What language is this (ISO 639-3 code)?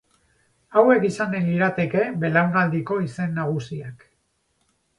eus